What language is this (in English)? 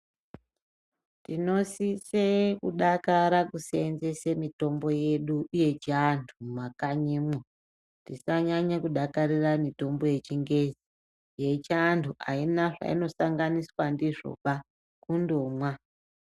Ndau